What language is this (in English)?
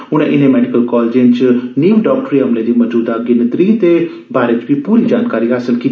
Dogri